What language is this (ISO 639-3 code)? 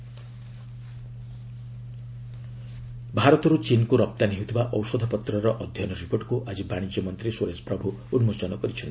ori